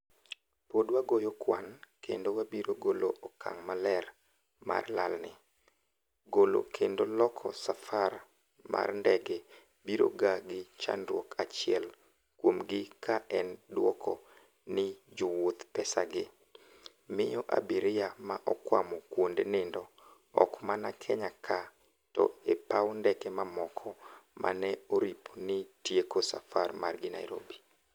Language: Luo (Kenya and Tanzania)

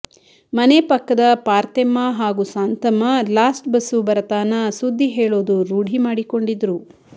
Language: Kannada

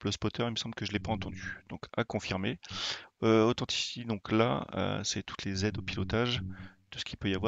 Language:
French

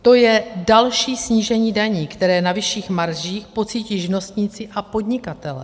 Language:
Czech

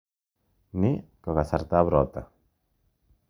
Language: Kalenjin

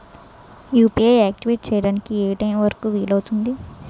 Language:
Telugu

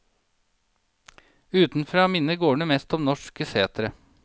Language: Norwegian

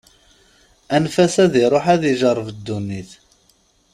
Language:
Kabyle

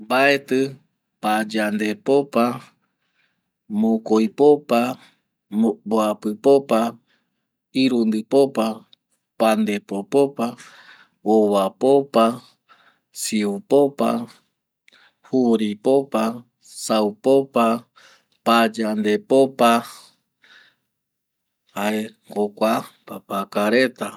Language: Eastern Bolivian Guaraní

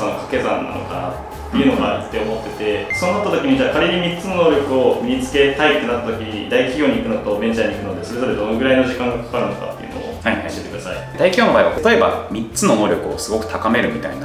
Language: Japanese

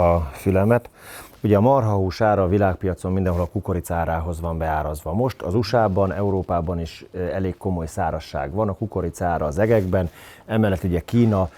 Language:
Hungarian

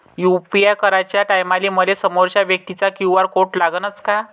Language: Marathi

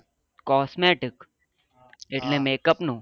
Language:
Gujarati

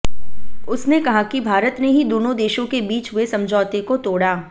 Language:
Hindi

